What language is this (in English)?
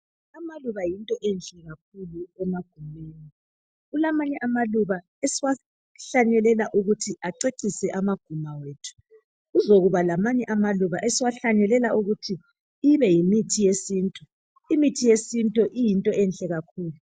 North Ndebele